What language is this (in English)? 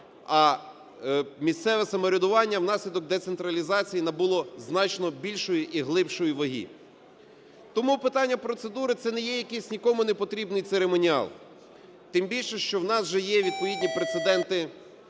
Ukrainian